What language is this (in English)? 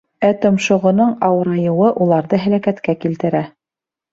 Bashkir